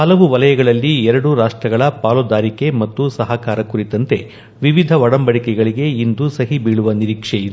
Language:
Kannada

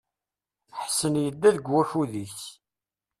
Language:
Kabyle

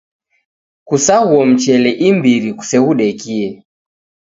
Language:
Taita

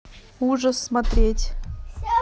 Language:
Russian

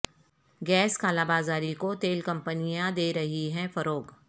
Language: Urdu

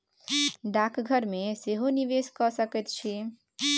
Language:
Maithili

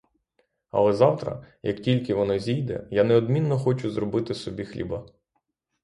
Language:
Ukrainian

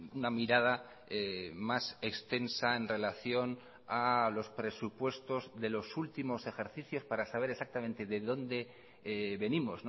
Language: Spanish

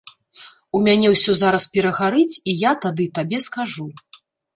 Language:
Belarusian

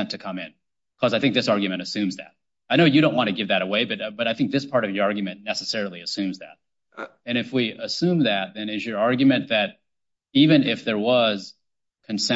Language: English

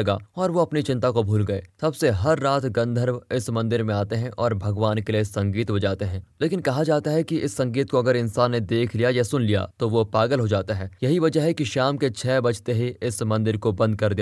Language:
Hindi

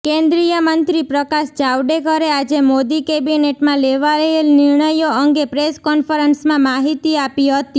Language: Gujarati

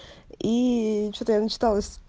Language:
Russian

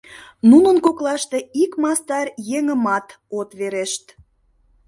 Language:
Mari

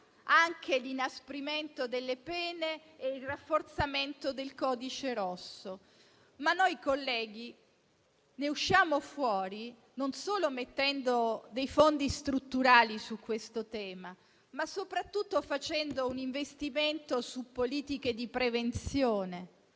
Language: Italian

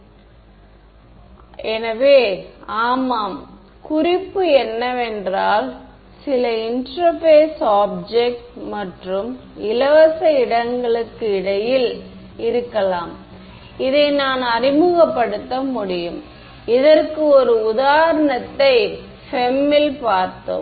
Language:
Tamil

